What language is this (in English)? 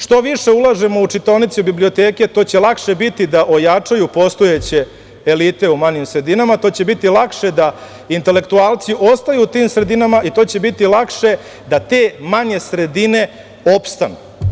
Serbian